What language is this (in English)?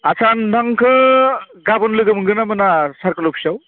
Bodo